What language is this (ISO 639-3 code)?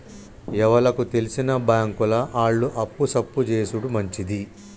tel